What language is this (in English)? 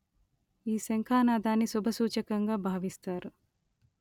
Telugu